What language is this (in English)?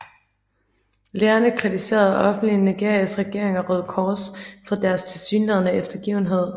Danish